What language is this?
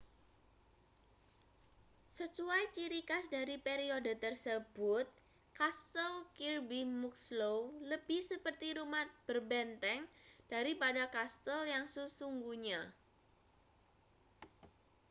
Indonesian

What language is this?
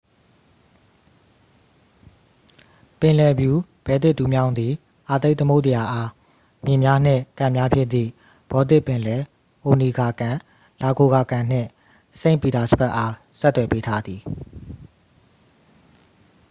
Burmese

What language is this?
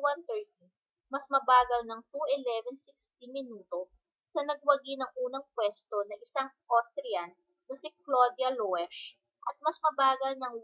Filipino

